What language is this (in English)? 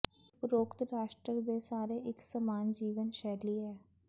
Punjabi